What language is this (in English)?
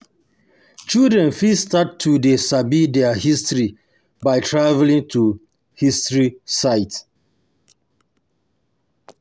Nigerian Pidgin